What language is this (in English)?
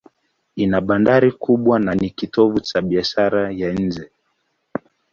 Swahili